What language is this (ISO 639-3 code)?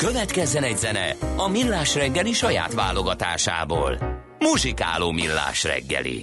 hun